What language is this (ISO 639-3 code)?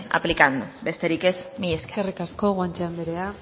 eus